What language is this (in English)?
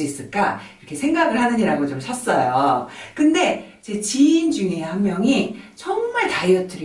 Korean